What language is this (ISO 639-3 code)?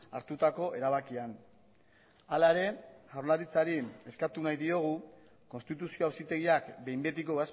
eus